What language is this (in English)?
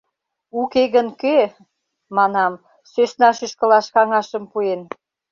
Mari